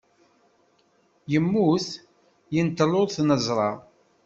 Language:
Kabyle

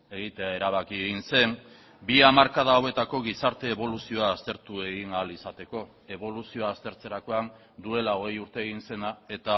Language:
Basque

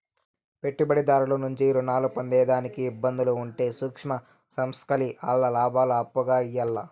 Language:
Telugu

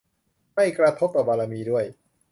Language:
Thai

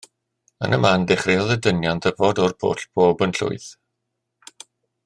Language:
Welsh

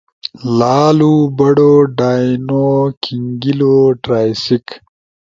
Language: Ushojo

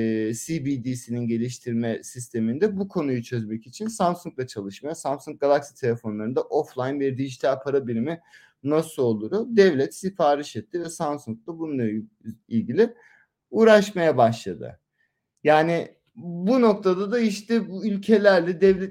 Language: Turkish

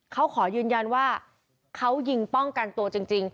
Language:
Thai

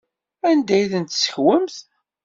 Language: Kabyle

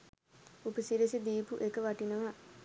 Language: Sinhala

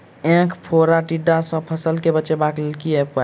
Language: Maithili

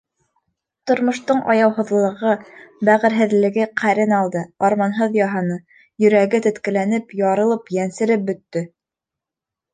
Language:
Bashkir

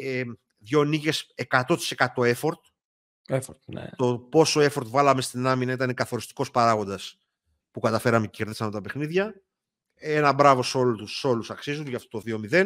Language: Greek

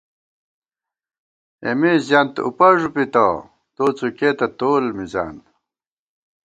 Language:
Gawar-Bati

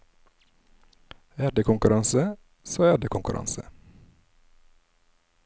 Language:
Norwegian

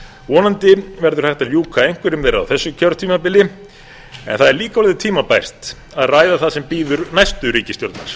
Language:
Icelandic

